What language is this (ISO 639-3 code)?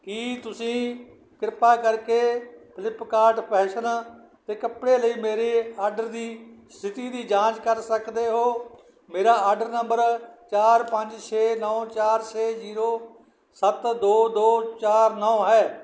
pan